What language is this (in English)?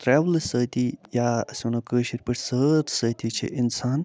Kashmiri